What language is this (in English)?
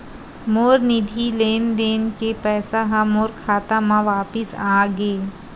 Chhattisgarhi